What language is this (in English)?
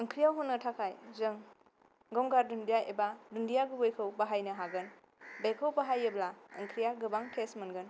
Bodo